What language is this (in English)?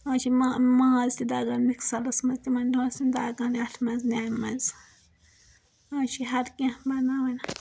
Kashmiri